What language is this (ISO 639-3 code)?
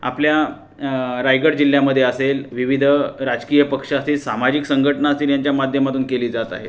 mar